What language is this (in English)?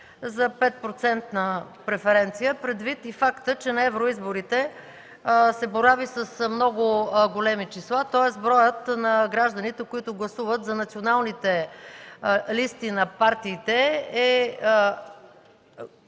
Bulgarian